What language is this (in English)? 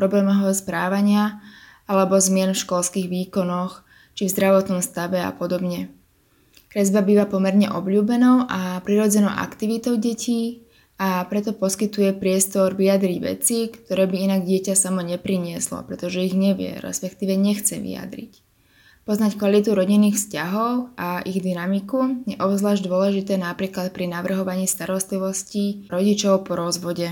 Slovak